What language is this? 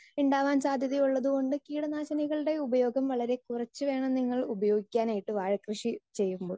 Malayalam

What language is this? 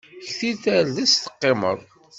Kabyle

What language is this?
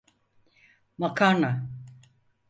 Turkish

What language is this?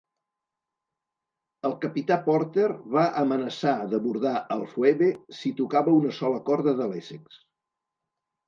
Catalan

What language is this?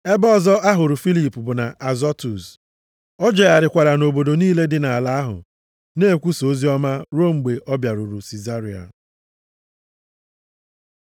Igbo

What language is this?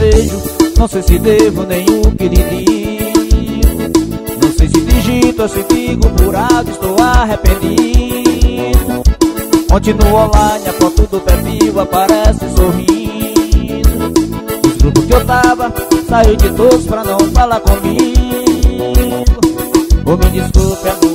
Portuguese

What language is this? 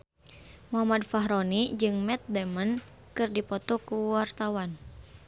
Sundanese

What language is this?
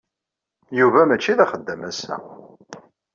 Kabyle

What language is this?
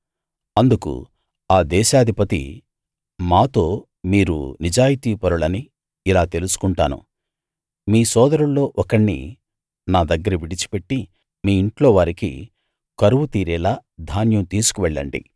Telugu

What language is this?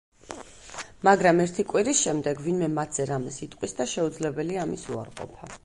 Georgian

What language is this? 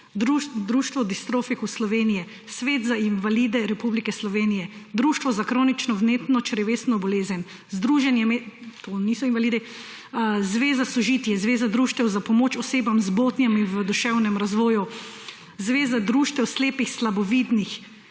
Slovenian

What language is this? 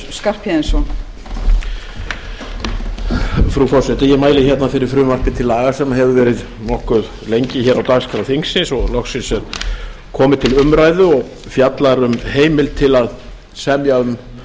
Icelandic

